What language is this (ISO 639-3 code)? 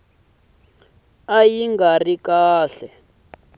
tso